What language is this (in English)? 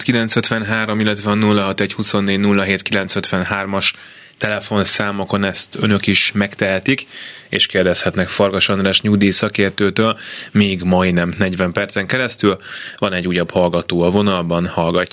Hungarian